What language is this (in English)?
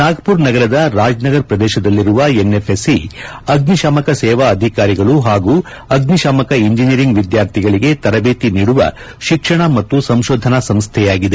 Kannada